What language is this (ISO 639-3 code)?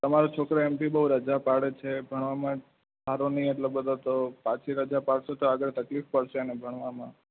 guj